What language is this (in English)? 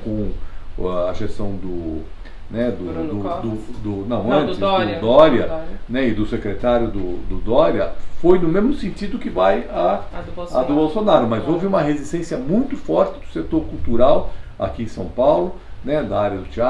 Portuguese